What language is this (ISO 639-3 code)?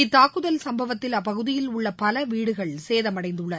tam